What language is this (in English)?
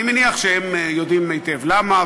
Hebrew